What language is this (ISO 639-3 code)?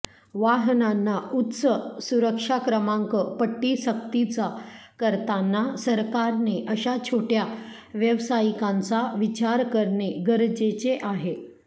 mar